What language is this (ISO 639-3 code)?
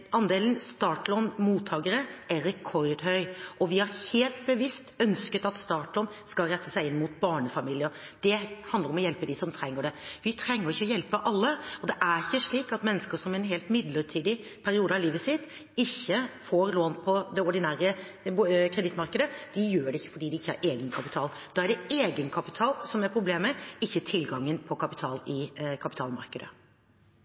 nob